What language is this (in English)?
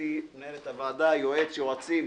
Hebrew